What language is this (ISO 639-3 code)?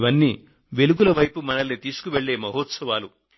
tel